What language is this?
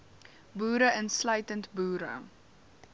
Afrikaans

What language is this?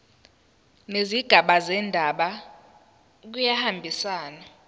Zulu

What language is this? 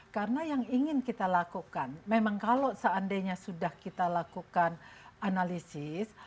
Indonesian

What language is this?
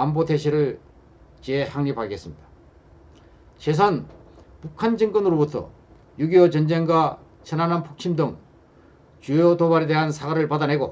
Korean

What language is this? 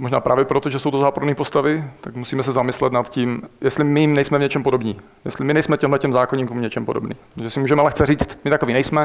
Czech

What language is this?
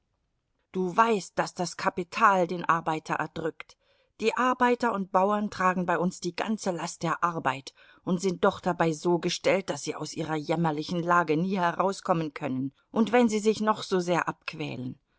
German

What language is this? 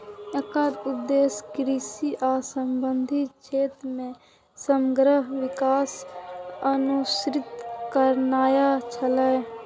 Maithili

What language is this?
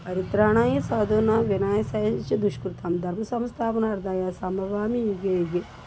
Telugu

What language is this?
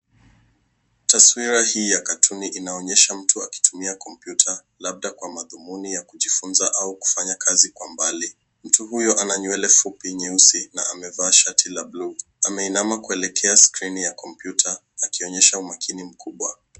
Swahili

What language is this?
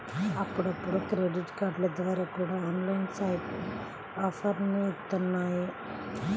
Telugu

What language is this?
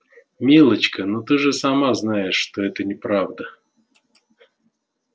Russian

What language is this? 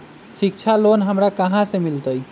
Magahi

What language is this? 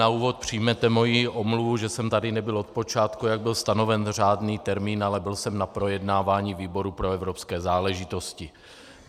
Czech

